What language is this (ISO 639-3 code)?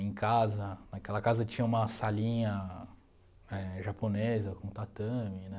por